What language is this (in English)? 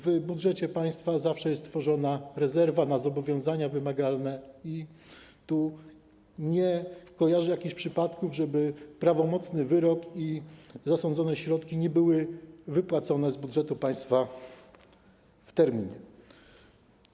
Polish